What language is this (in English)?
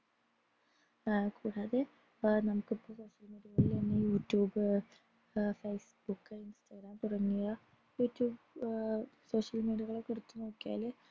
Malayalam